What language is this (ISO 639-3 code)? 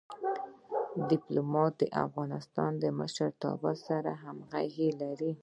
pus